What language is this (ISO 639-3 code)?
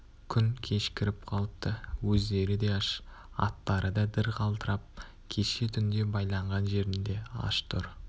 kaz